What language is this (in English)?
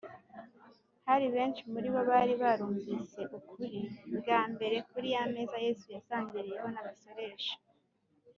Kinyarwanda